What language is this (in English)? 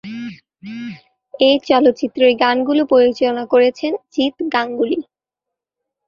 Bangla